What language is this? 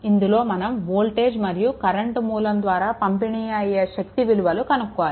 Telugu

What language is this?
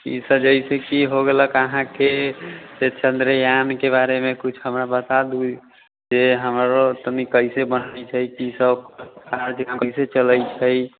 Maithili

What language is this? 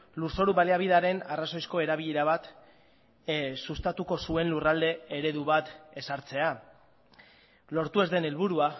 Basque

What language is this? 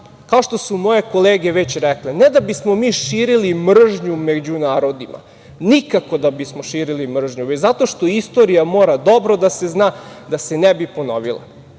Serbian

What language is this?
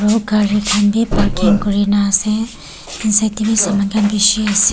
Naga Pidgin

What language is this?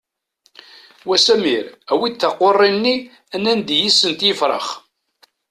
Kabyle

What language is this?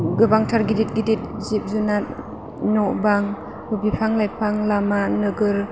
Bodo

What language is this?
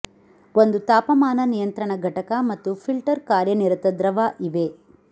Kannada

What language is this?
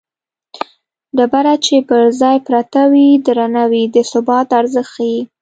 Pashto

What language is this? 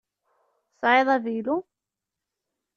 Kabyle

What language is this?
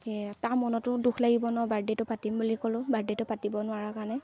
Assamese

